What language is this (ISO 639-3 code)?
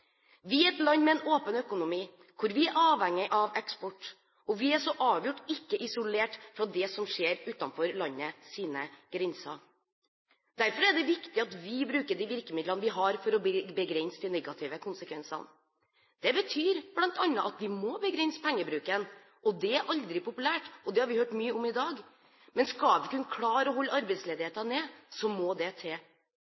nob